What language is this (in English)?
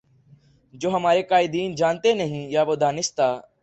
Urdu